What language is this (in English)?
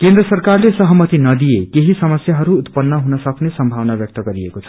Nepali